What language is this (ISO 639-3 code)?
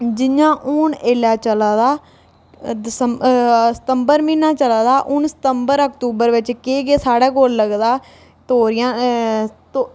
doi